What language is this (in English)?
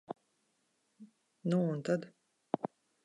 Latvian